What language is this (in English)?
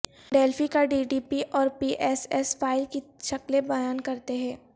Urdu